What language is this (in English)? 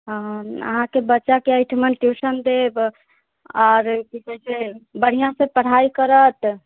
Maithili